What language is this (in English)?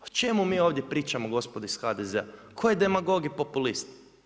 Croatian